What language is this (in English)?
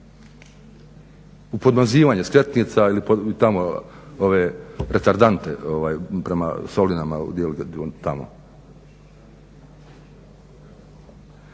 Croatian